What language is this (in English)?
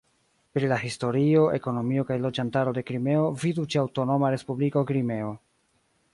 Esperanto